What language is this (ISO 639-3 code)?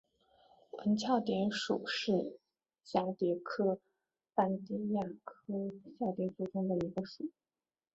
zho